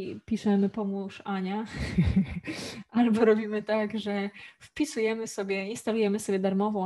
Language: Polish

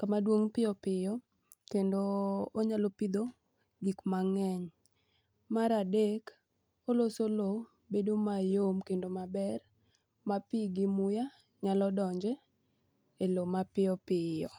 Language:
Luo (Kenya and Tanzania)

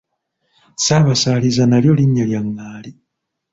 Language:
Ganda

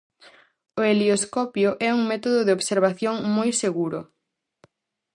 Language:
Galician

